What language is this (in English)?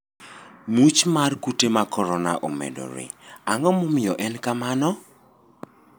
Luo (Kenya and Tanzania)